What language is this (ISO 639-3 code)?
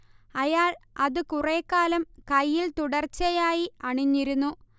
mal